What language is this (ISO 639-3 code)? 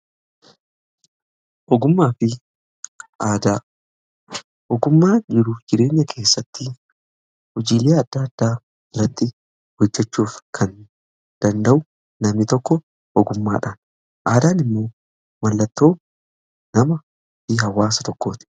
orm